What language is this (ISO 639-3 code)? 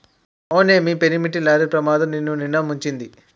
tel